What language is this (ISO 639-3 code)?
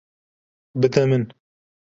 kur